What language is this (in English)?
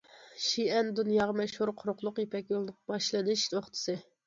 Uyghur